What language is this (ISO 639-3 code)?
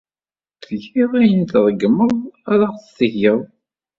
kab